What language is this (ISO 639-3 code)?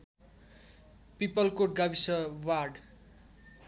nep